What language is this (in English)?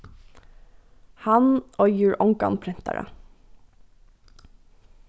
Faroese